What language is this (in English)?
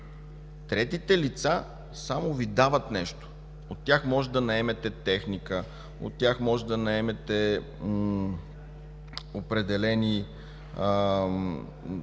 Bulgarian